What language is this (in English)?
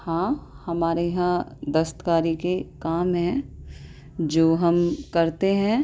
Urdu